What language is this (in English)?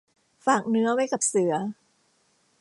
Thai